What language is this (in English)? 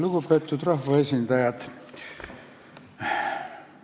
Estonian